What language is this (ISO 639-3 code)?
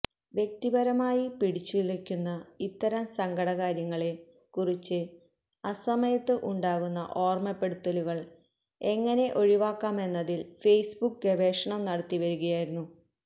mal